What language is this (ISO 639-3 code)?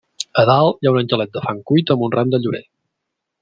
cat